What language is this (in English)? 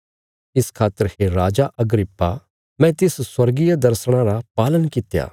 Bilaspuri